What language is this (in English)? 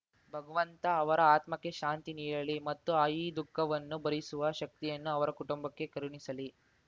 Kannada